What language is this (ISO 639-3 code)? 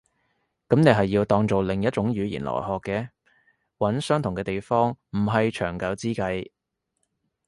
yue